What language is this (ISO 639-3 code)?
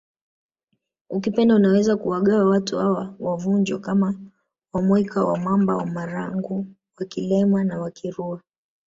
swa